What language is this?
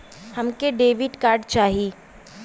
Bhojpuri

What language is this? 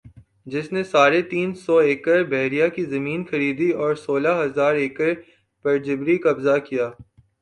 Urdu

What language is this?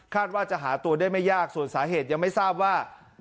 Thai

